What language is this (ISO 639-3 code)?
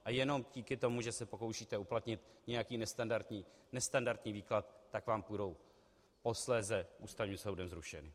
ces